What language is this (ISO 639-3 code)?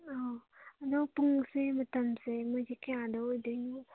mni